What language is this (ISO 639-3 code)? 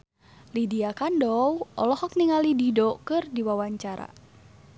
sun